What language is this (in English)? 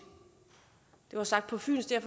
Danish